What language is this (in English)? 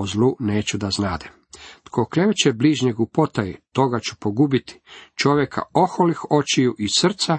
Croatian